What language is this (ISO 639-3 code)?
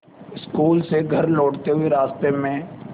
hin